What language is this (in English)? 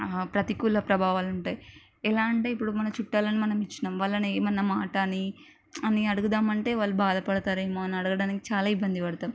Telugu